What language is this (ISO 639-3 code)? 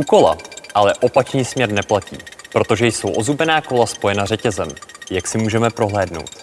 ces